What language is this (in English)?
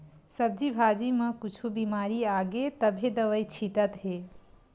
Chhattisgarhi